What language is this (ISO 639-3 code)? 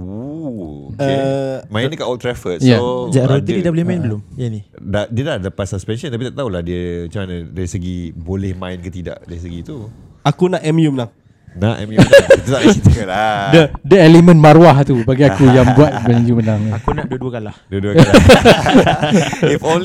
msa